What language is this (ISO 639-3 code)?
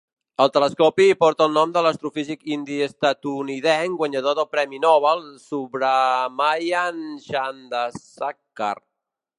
cat